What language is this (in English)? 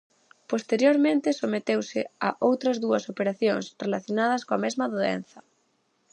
Galician